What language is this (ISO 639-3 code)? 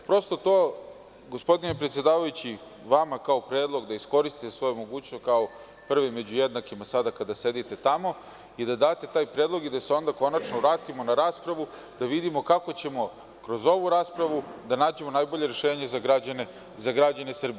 srp